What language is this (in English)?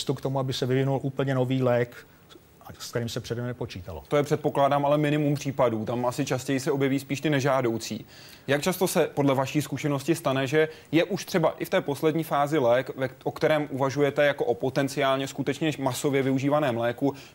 Czech